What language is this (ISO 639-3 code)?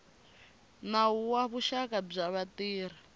tso